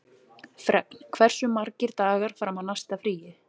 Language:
Icelandic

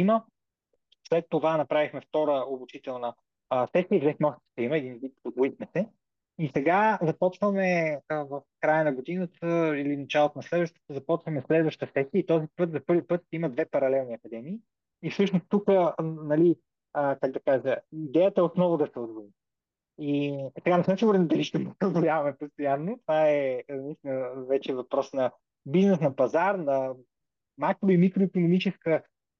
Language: Bulgarian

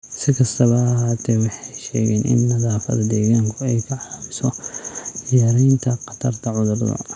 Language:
Somali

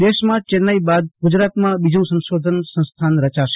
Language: Gujarati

